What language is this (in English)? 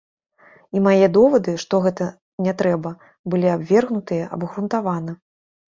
Belarusian